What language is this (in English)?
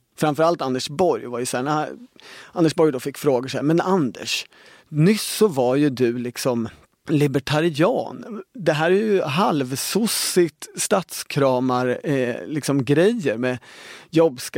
Swedish